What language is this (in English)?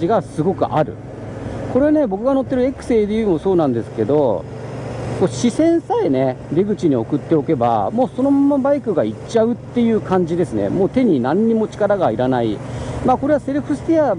Japanese